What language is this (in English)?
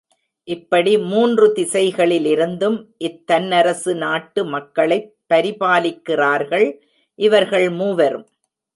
Tamil